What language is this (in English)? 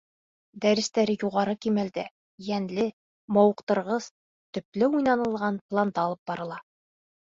Bashkir